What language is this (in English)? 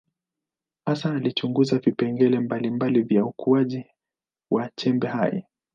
Swahili